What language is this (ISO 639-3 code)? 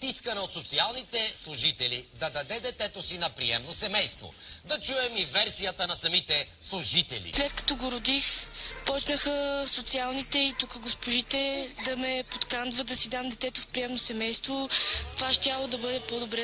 bul